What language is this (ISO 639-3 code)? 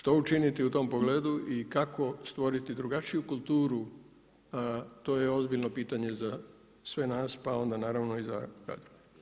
hrv